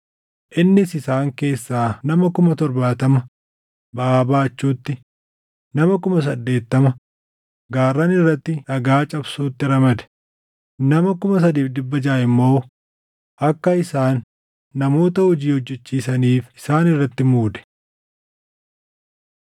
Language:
Oromo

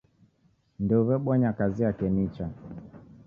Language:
Taita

